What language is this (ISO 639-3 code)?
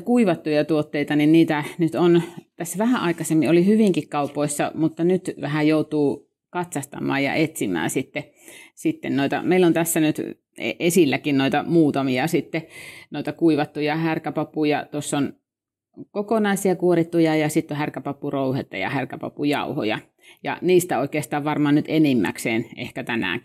fin